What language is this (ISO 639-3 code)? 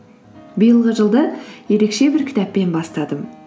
kaz